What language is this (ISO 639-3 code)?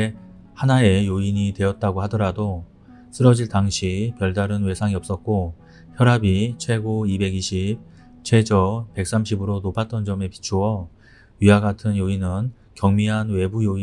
kor